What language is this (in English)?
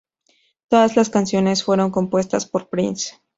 Spanish